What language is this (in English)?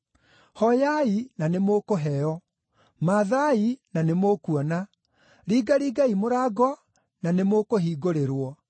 Kikuyu